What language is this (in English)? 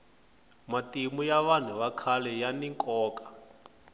Tsonga